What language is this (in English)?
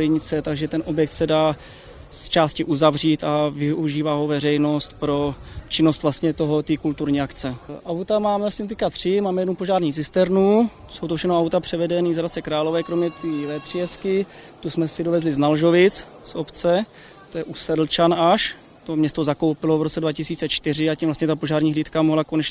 Czech